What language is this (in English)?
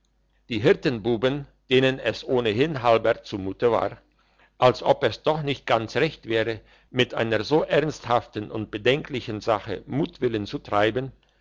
German